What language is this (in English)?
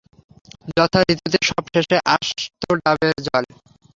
Bangla